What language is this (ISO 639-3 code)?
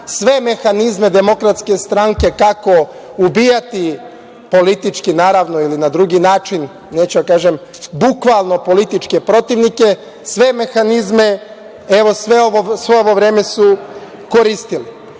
srp